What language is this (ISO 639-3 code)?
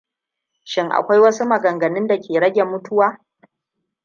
hau